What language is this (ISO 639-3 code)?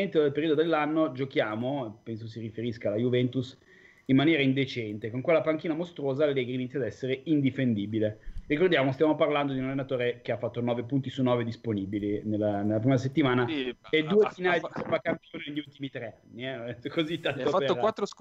ita